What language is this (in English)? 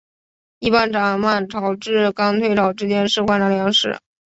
Chinese